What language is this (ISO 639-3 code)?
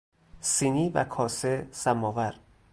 fas